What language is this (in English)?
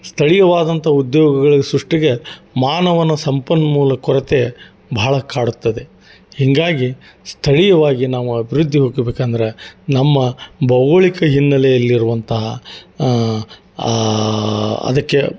Kannada